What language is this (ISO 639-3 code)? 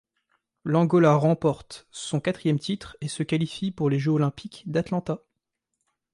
fra